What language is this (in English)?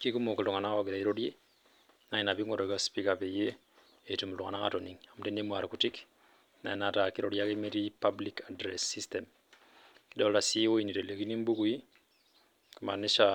Masai